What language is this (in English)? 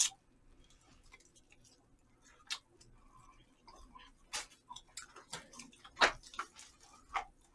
Korean